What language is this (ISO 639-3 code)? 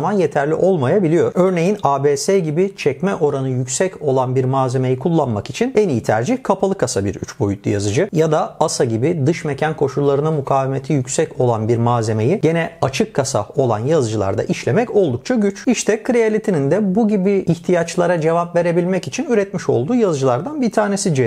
tur